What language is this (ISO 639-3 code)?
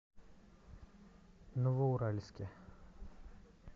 rus